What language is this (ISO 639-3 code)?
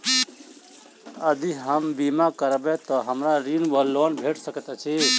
mai